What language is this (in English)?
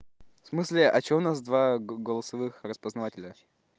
Russian